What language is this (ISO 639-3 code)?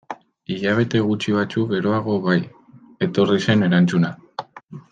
eus